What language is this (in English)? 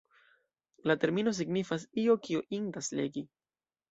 Esperanto